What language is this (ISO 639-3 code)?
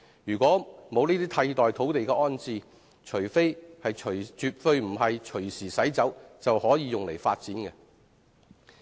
yue